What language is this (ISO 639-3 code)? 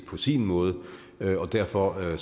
dan